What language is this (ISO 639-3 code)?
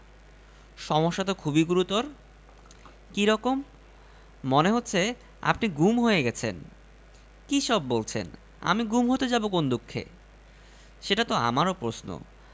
ben